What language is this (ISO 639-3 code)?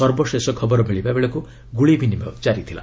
ori